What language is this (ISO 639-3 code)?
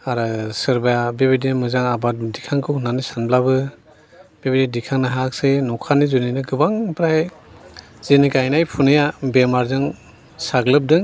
brx